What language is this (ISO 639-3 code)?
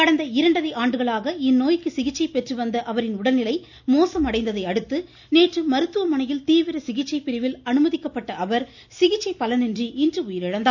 tam